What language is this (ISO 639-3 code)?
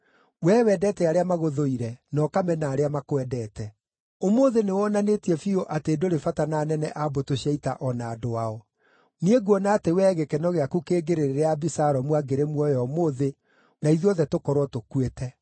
kik